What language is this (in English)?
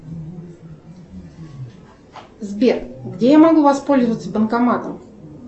Russian